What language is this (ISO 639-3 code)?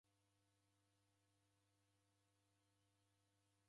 dav